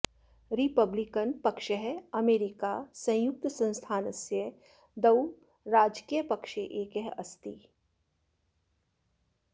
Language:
Sanskrit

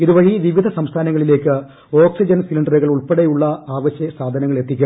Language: Malayalam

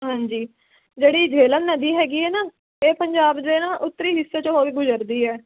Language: Punjabi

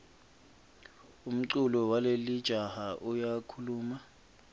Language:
Swati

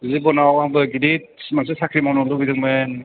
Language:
Bodo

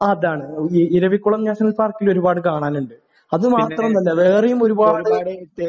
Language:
Malayalam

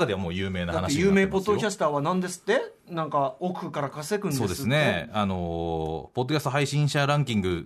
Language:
Japanese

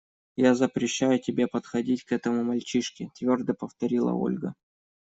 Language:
Russian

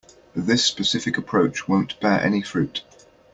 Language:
English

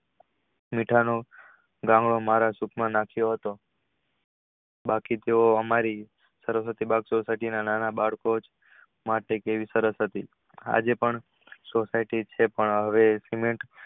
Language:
Gujarati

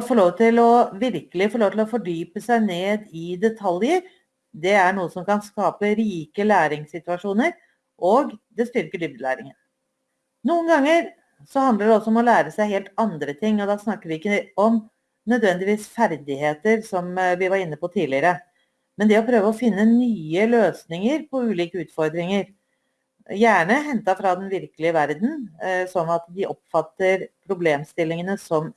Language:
Norwegian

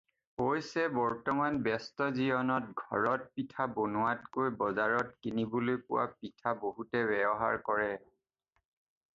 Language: Assamese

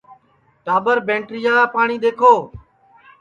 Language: Sansi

